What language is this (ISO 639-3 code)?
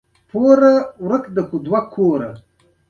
pus